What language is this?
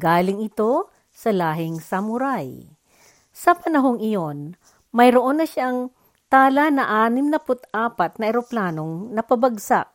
Filipino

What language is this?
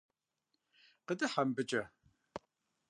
Kabardian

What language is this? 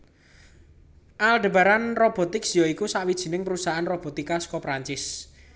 Javanese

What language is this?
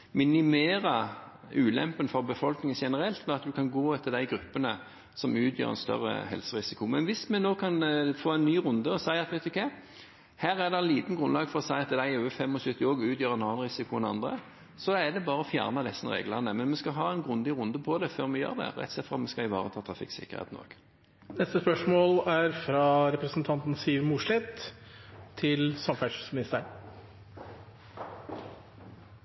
Norwegian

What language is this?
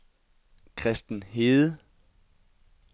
Danish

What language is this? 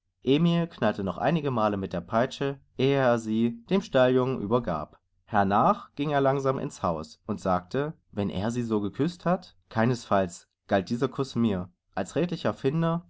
German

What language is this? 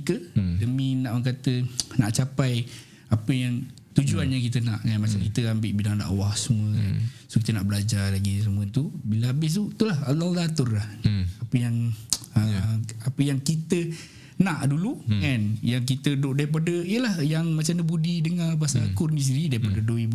Malay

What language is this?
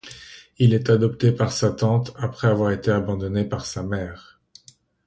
French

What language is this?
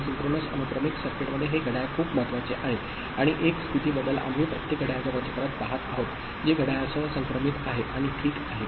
Marathi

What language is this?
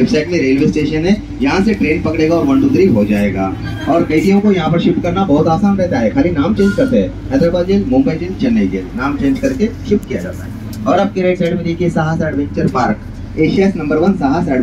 Hindi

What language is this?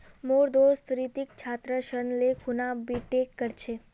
Magahi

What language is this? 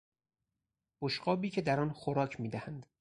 Persian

